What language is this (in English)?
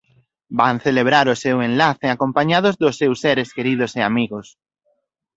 Galician